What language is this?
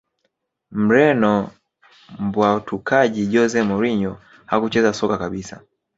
Swahili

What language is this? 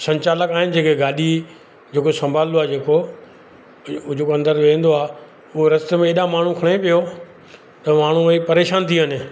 Sindhi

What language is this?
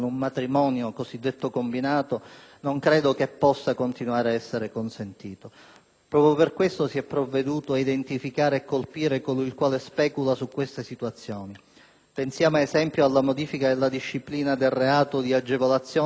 Italian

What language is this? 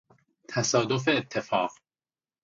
Persian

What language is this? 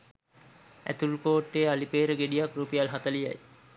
Sinhala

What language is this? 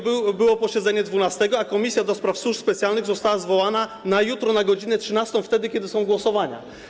Polish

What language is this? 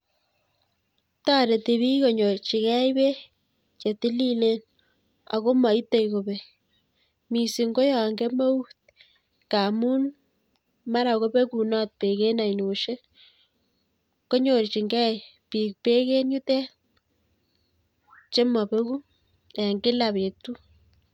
Kalenjin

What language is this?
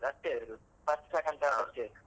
Kannada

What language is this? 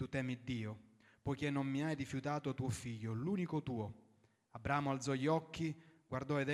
Italian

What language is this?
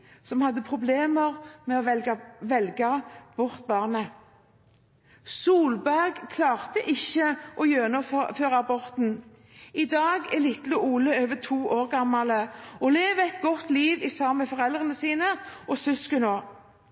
Norwegian Bokmål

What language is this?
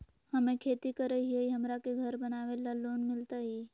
Magahi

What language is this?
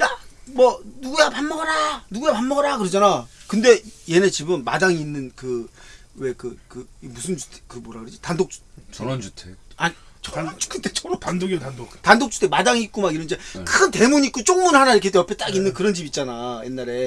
Korean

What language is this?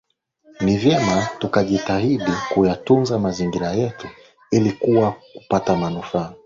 Swahili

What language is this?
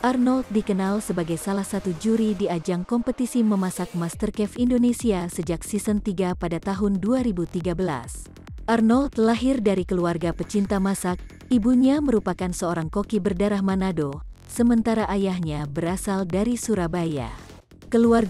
Indonesian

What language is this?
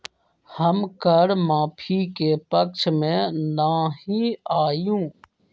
Magahi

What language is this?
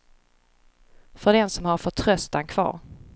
Swedish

